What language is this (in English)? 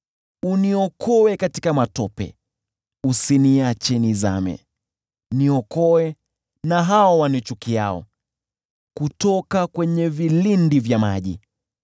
Swahili